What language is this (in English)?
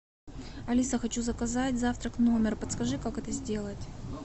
Russian